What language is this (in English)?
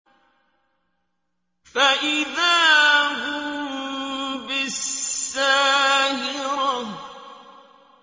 Arabic